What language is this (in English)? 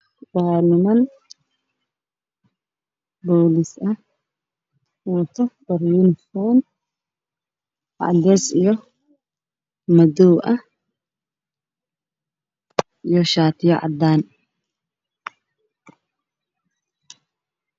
Somali